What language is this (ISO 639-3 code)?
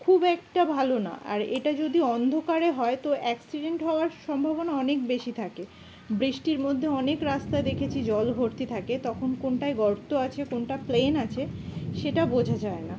ben